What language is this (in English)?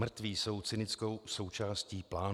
Czech